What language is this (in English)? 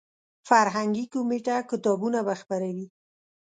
Pashto